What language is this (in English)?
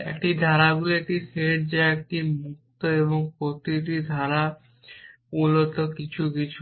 Bangla